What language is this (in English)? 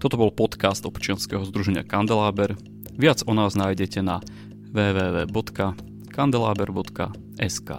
Slovak